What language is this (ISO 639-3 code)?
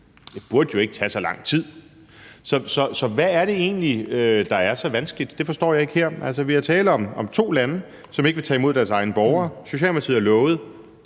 dan